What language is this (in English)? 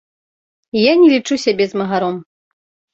Belarusian